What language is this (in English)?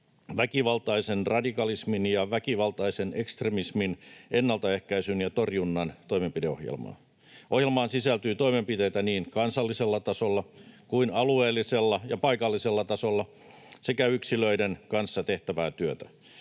Finnish